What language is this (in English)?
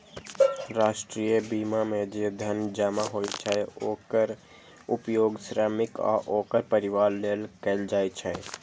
Maithili